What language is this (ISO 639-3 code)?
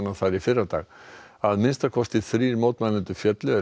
isl